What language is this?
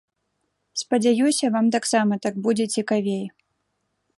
Belarusian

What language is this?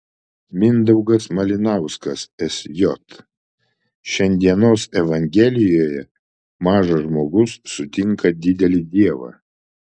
Lithuanian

